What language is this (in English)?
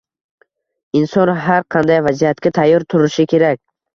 Uzbek